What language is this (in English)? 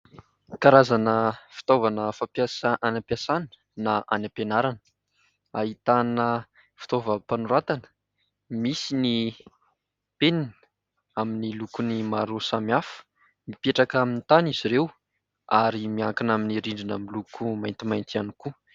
Malagasy